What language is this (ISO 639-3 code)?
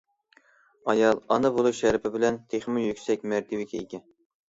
uig